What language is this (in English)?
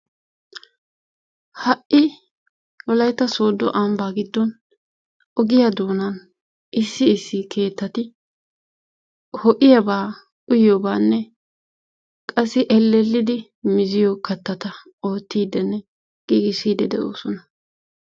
Wolaytta